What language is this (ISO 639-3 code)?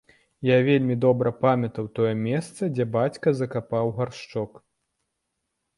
bel